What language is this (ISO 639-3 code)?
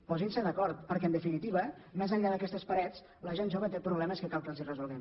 cat